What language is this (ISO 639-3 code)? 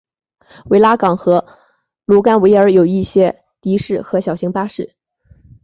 zho